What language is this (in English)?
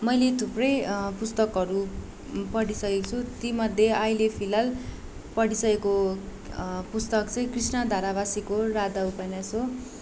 Nepali